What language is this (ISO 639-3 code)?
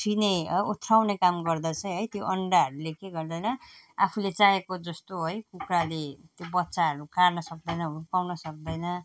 nep